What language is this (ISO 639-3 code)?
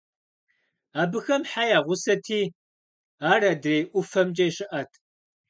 kbd